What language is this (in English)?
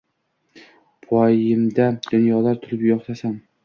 Uzbek